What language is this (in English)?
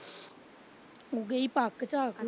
Punjabi